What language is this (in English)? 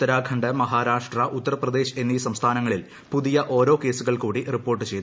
Malayalam